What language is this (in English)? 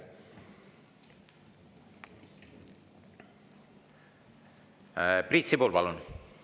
Estonian